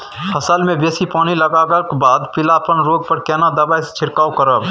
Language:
Maithili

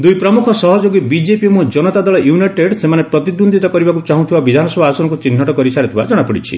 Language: Odia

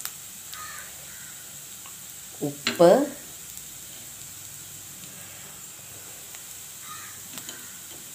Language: Arabic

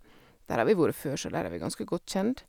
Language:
Norwegian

